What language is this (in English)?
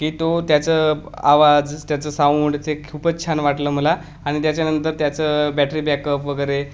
Marathi